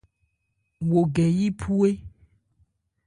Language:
Ebrié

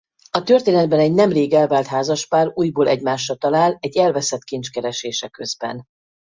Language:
Hungarian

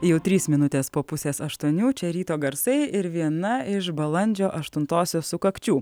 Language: Lithuanian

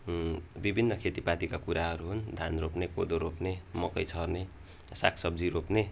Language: Nepali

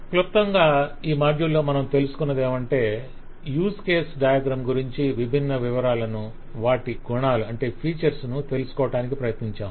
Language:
Telugu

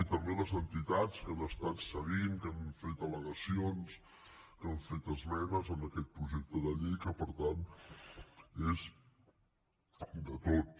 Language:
Catalan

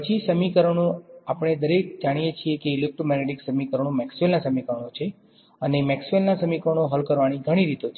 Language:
Gujarati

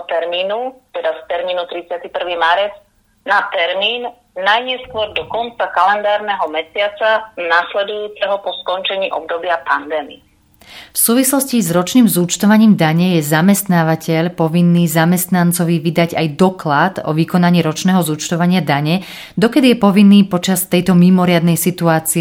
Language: Slovak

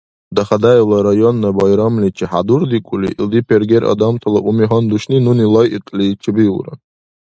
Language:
Dargwa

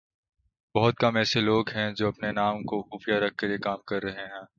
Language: Urdu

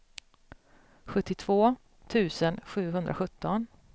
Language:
Swedish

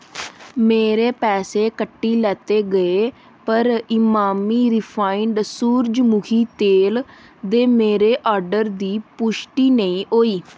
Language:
Dogri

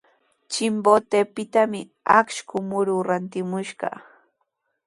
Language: Sihuas Ancash Quechua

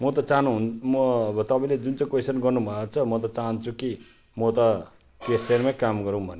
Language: Nepali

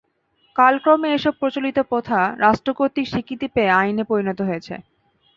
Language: Bangla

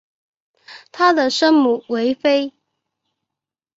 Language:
Chinese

